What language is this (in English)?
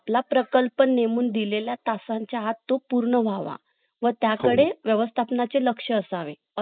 Marathi